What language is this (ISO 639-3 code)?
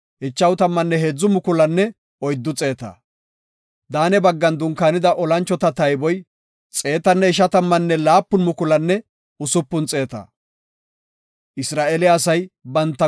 gof